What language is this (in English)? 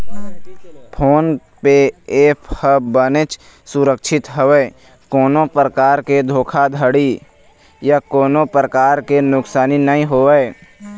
Chhattisgarhi